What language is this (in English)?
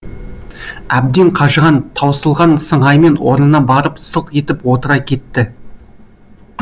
Kazakh